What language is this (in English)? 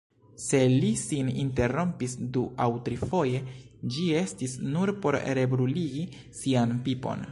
Esperanto